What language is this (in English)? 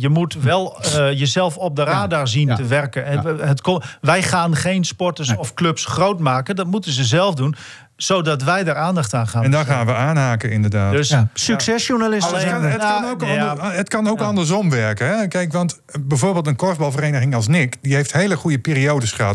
Dutch